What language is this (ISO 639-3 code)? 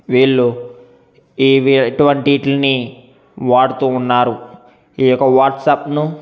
tel